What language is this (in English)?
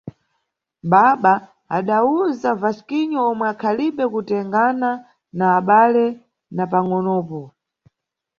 Nyungwe